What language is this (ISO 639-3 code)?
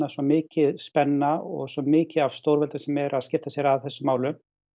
isl